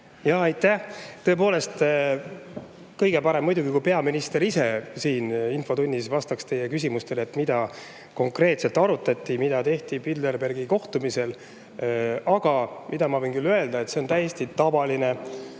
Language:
Estonian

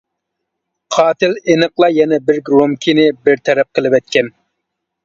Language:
Uyghur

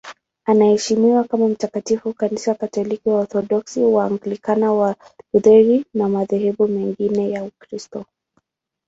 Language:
Swahili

